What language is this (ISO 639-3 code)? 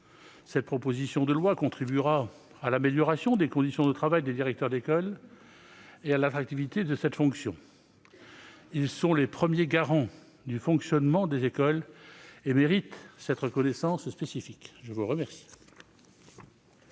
fra